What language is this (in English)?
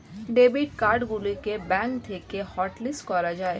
Bangla